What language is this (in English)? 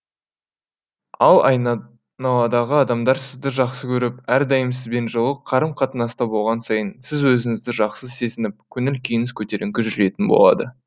Kazakh